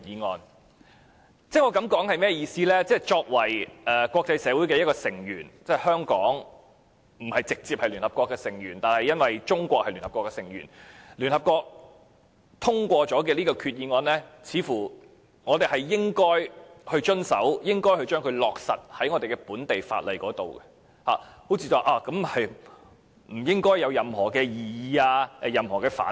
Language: Cantonese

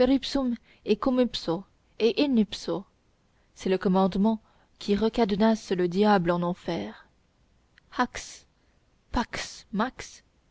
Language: French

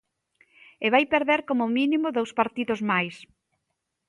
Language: Galician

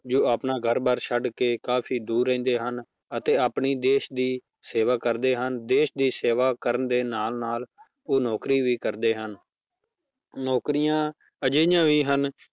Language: Punjabi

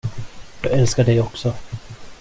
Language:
Swedish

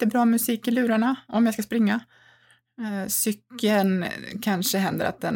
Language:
Swedish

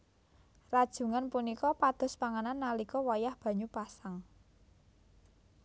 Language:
Javanese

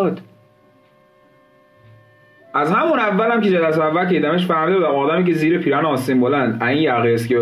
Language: Persian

